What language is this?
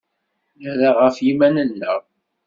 Kabyle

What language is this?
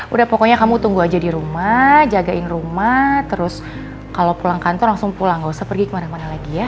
Indonesian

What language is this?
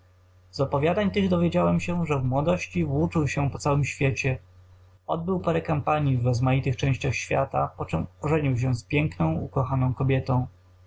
Polish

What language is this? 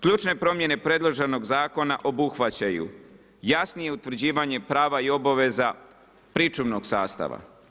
Croatian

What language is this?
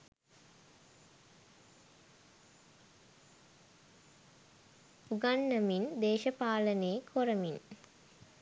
Sinhala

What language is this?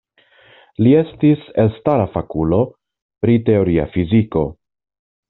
Esperanto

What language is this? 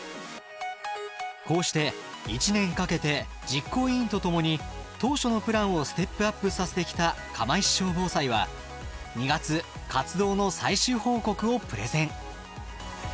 Japanese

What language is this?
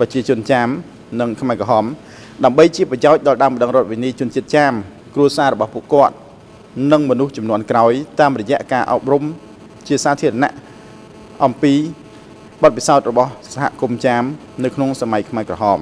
Thai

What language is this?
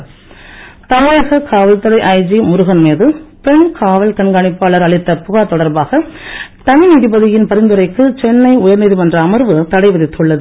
Tamil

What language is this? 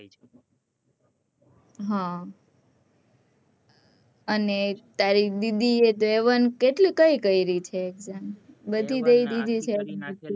Gujarati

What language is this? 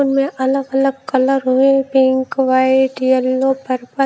Hindi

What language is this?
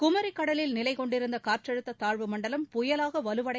Tamil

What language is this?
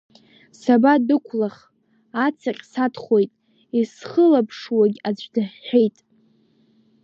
Abkhazian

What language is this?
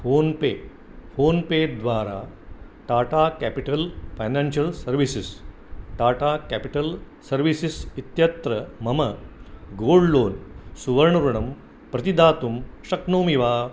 Sanskrit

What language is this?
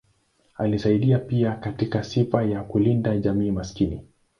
Swahili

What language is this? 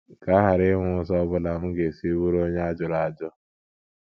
Igbo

